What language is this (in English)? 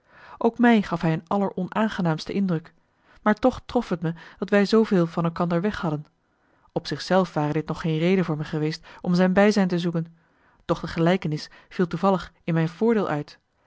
Dutch